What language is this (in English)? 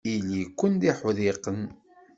Kabyle